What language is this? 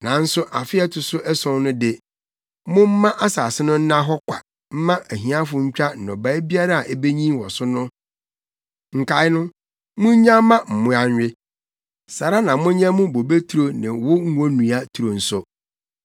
Akan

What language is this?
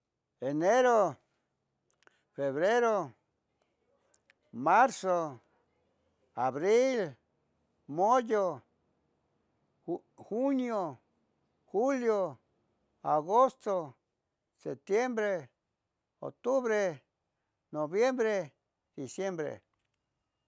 Tetelcingo Nahuatl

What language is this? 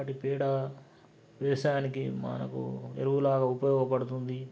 Telugu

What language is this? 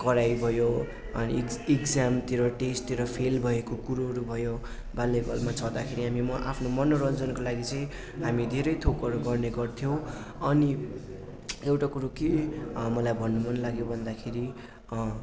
Nepali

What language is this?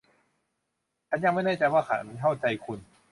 Thai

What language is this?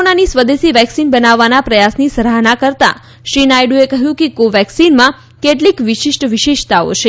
Gujarati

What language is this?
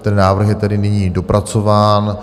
Czech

